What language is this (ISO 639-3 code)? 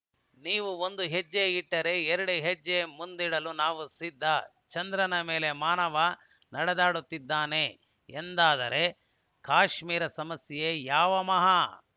kan